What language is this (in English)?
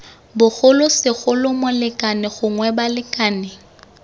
Tswana